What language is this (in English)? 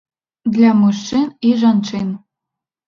Belarusian